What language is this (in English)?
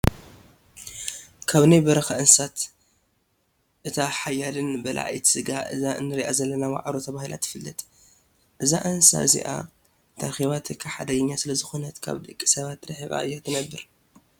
Tigrinya